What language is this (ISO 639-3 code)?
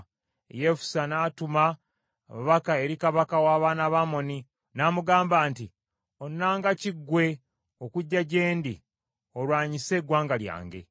lug